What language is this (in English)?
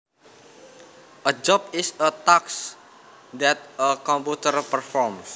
Javanese